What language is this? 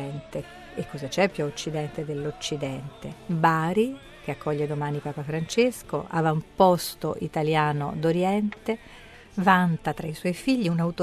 Italian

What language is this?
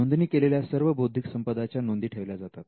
Marathi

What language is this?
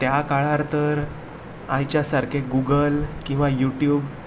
Konkani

